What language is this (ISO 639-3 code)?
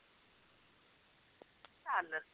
pan